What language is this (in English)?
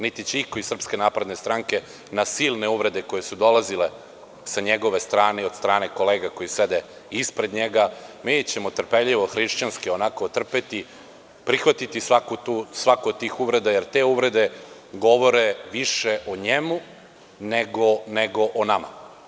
Serbian